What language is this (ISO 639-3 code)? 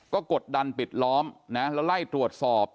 tha